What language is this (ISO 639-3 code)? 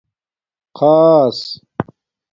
dmk